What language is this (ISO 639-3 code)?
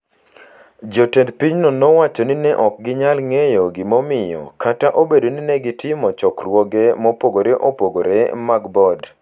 luo